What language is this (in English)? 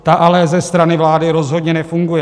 Czech